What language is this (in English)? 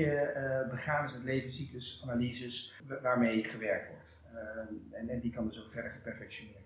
Dutch